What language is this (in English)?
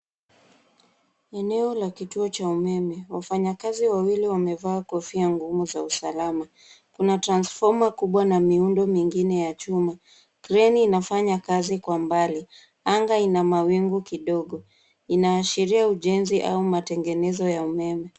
Swahili